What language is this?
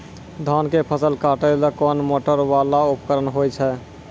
Maithili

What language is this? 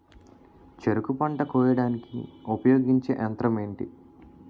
Telugu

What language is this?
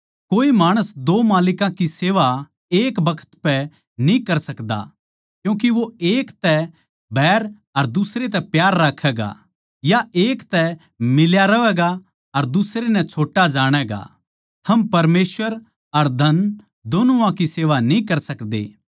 Haryanvi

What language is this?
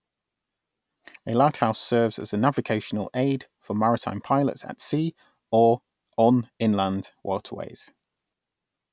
English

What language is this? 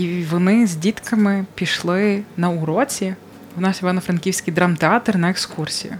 Ukrainian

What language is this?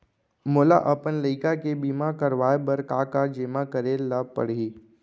Chhattisgarhi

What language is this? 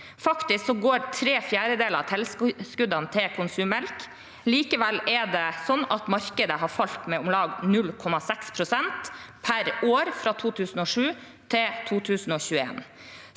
Norwegian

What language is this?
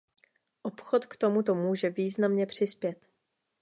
Czech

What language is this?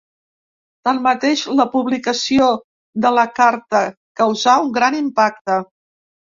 Catalan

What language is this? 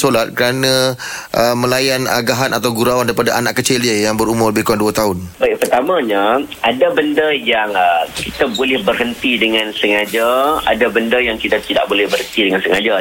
Malay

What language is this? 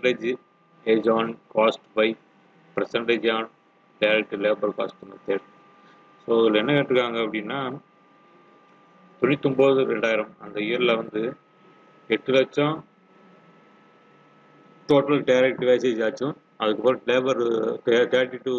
Tamil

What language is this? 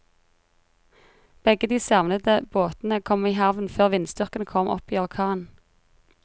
Norwegian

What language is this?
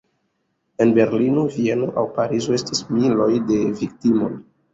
Esperanto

